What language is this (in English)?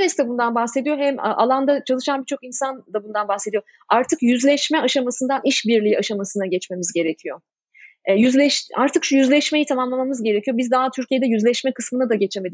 Turkish